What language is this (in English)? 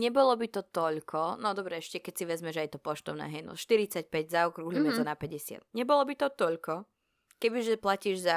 Slovak